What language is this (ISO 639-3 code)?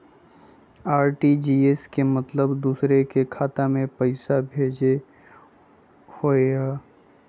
mag